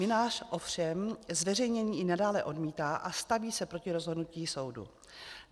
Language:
Czech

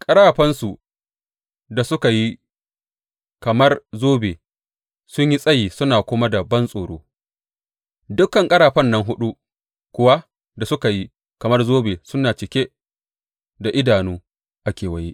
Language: Hausa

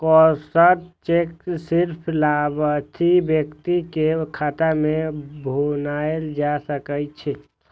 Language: Maithili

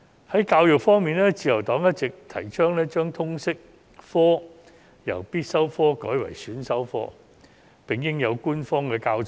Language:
Cantonese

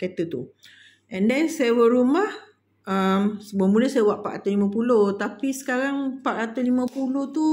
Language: Malay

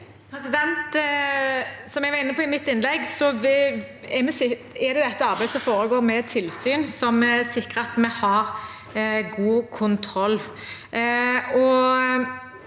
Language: Norwegian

